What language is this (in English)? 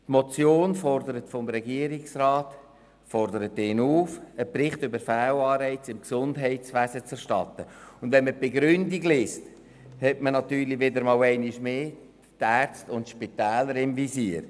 Swiss German